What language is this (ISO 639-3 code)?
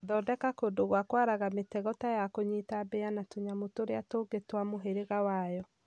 kik